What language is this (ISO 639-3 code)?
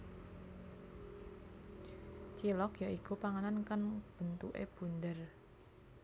jav